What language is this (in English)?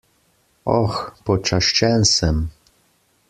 Slovenian